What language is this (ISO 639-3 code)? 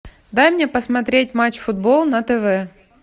rus